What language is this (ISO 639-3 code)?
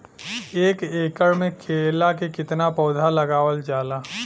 bho